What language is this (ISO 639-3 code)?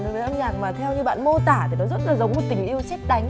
vie